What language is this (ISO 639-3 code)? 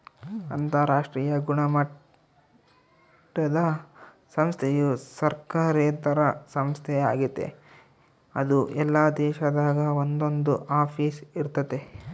kan